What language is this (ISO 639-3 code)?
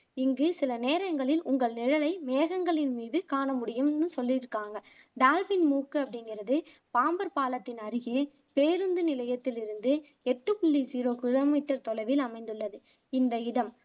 tam